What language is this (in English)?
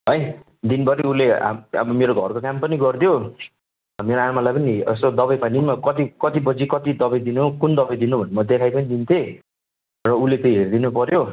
Nepali